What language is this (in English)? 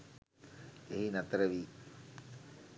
Sinhala